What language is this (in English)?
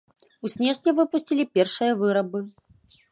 Belarusian